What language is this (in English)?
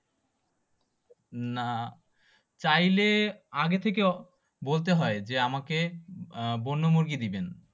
Bangla